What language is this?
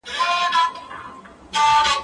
Pashto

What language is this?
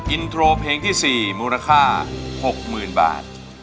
Thai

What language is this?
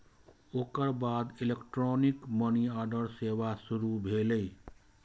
Maithili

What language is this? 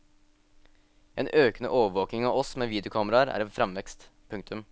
Norwegian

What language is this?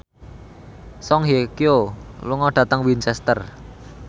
Javanese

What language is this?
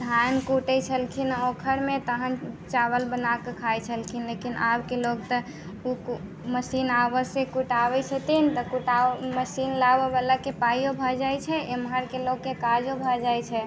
Maithili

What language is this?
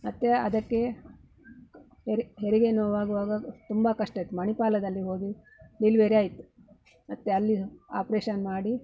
Kannada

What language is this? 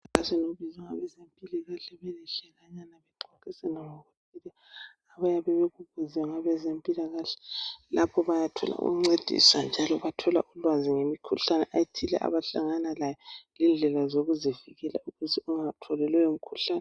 North Ndebele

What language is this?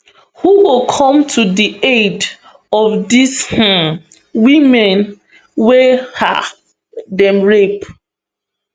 Nigerian Pidgin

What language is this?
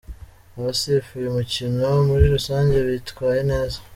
Kinyarwanda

